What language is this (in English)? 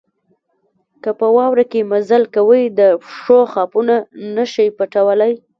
Pashto